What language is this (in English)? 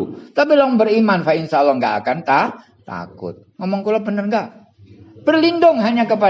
Indonesian